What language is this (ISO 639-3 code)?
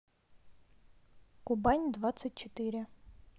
rus